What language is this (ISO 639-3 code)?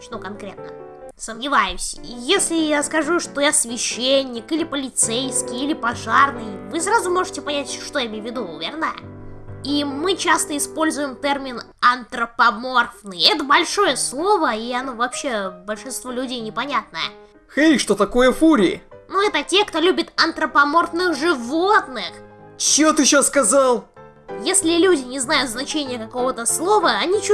rus